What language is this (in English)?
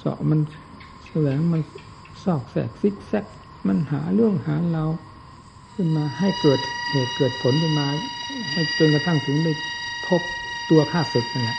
Thai